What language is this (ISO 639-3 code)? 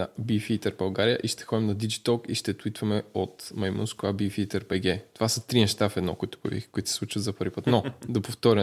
bul